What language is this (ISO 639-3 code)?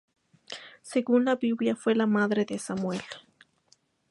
spa